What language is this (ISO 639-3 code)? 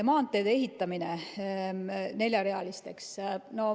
est